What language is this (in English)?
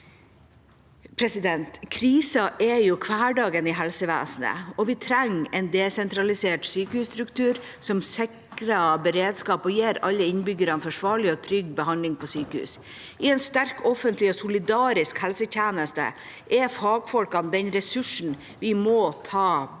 Norwegian